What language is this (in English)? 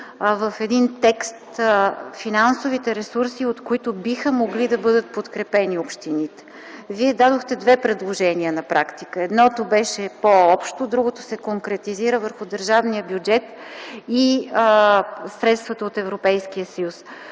Bulgarian